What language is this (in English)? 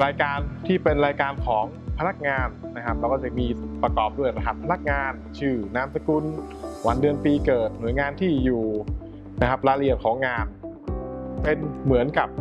Thai